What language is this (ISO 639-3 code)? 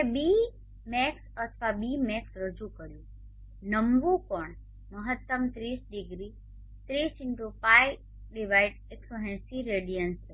guj